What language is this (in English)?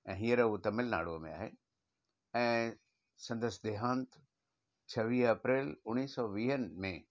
Sindhi